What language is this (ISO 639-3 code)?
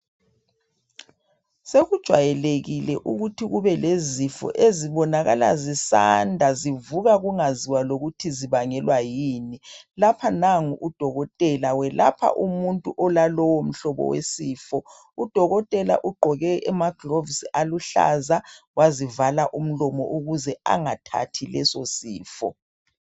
nde